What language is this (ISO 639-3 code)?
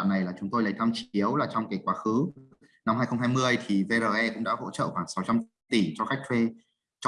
vie